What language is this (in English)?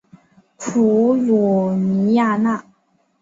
Chinese